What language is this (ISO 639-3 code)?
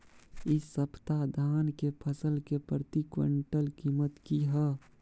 mai